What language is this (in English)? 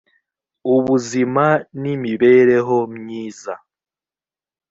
Kinyarwanda